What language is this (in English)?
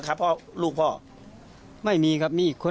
Thai